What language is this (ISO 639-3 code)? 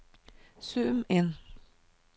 nor